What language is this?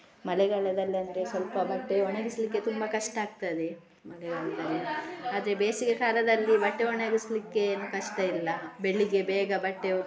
Kannada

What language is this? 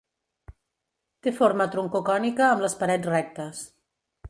Catalan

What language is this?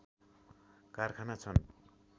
Nepali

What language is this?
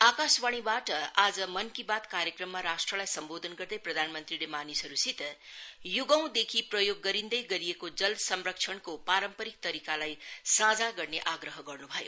Nepali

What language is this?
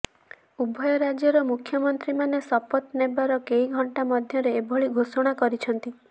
Odia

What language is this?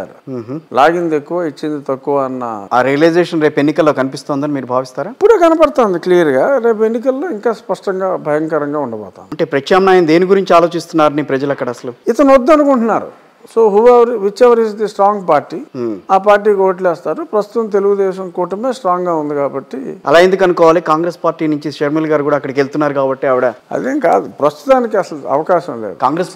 Telugu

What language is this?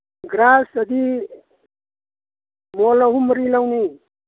Manipuri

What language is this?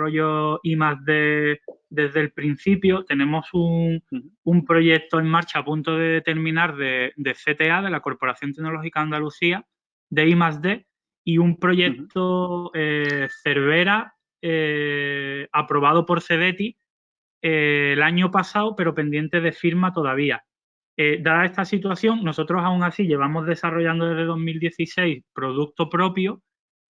Spanish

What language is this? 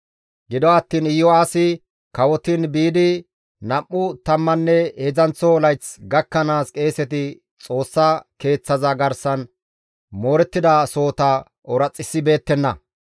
Gamo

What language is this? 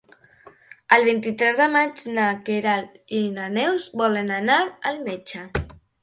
Catalan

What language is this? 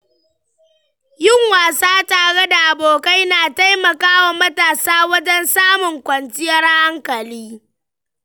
Hausa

